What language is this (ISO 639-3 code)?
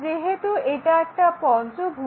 ben